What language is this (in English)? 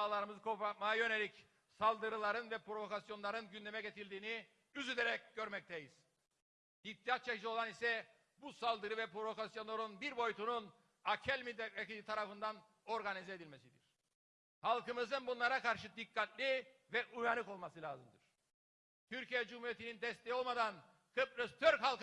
Turkish